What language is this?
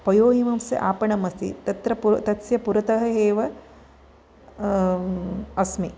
Sanskrit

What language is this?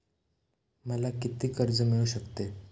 Marathi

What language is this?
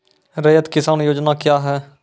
Maithili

